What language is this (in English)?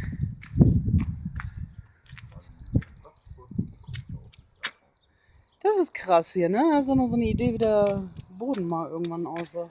German